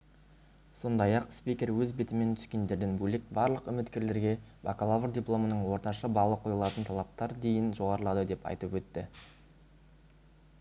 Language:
Kazakh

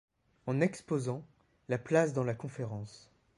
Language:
French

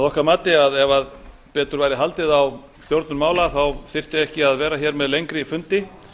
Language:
Icelandic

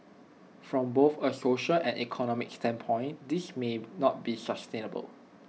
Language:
English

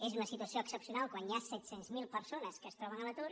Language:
Catalan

